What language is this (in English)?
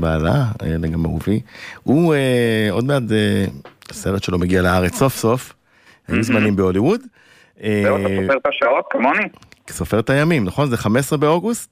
Hebrew